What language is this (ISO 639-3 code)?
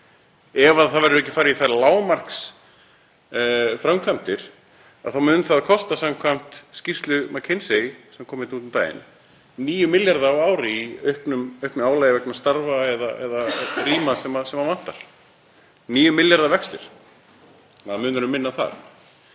isl